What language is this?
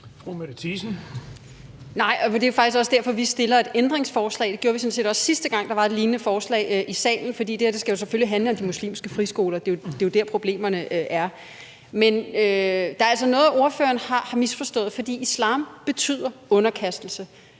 Danish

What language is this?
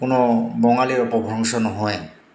Assamese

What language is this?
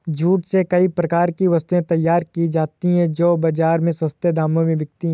Hindi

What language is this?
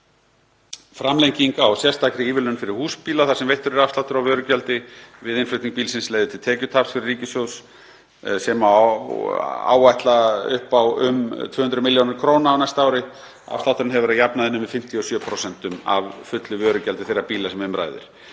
Icelandic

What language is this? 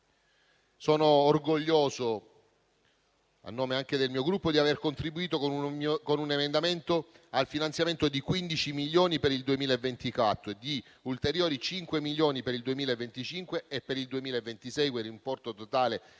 Italian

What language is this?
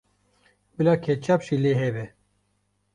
Kurdish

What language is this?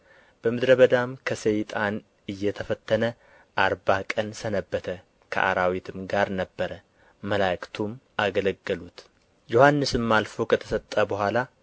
Amharic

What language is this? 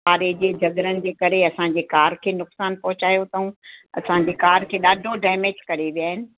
Sindhi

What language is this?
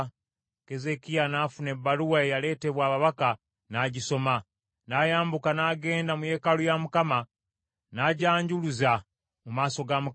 Ganda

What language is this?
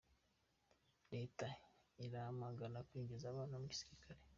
Kinyarwanda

